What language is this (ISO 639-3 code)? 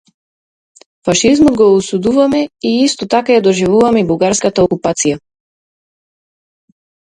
mkd